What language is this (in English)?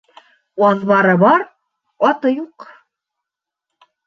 Bashkir